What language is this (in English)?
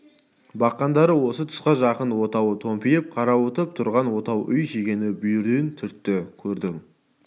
Kazakh